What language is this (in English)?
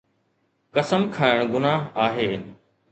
Sindhi